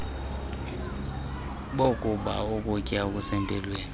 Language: Xhosa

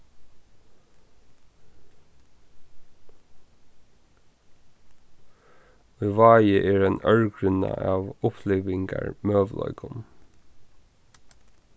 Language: Faroese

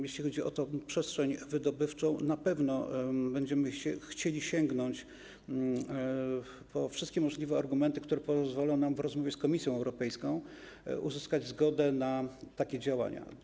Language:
Polish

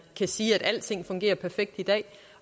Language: Danish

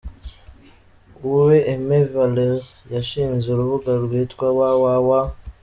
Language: Kinyarwanda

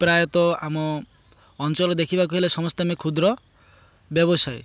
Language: Odia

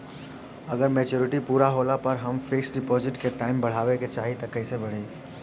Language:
Bhojpuri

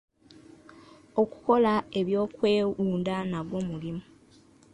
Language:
Ganda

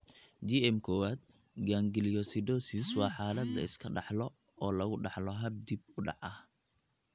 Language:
Somali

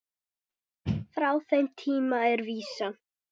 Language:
Icelandic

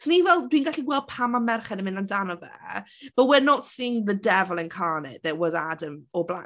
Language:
Welsh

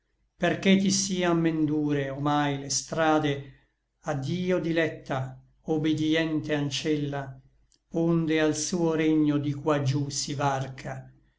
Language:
Italian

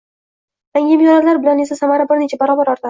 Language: Uzbek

